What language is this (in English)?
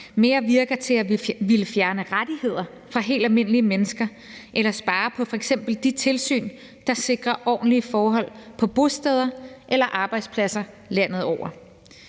Danish